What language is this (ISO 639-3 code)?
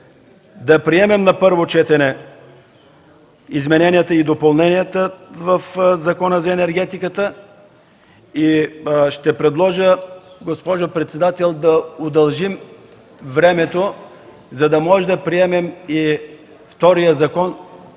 bul